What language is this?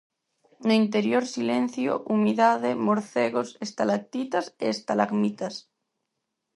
Galician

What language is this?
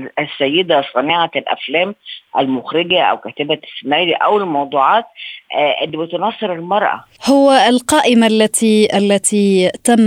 Arabic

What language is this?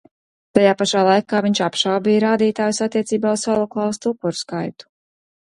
Latvian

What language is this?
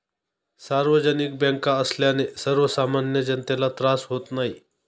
Marathi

